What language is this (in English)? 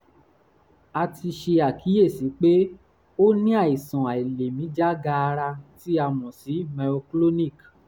Yoruba